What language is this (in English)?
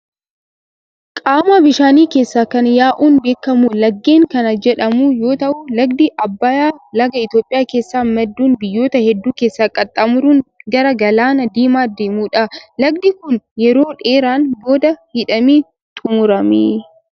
Oromo